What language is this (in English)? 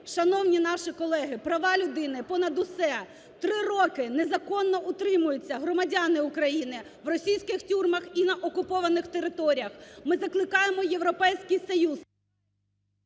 Ukrainian